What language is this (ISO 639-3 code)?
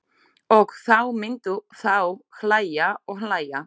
isl